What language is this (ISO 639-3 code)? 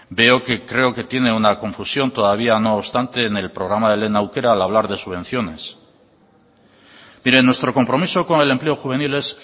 spa